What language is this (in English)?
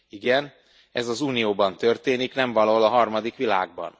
Hungarian